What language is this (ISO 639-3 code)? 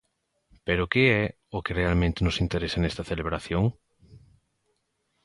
glg